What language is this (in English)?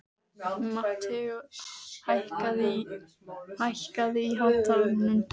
Icelandic